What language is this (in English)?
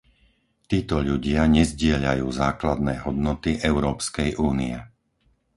Slovak